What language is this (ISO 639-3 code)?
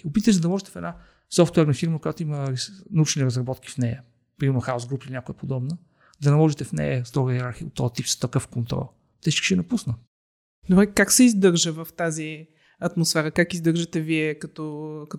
bul